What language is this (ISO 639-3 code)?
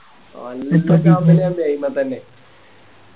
mal